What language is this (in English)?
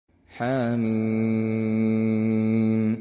Arabic